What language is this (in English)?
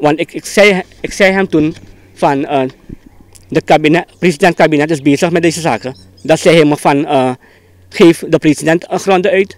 Dutch